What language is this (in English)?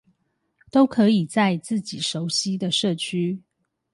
Chinese